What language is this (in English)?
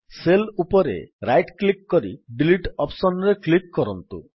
Odia